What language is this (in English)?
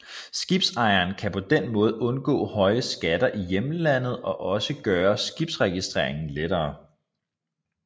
Danish